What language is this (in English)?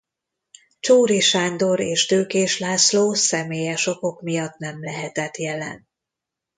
Hungarian